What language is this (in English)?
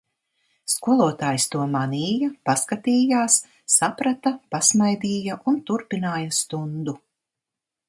Latvian